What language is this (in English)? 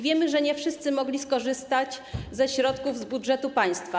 Polish